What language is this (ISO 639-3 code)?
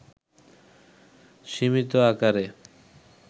ben